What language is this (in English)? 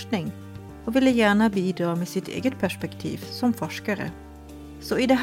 Swedish